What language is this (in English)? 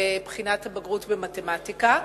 Hebrew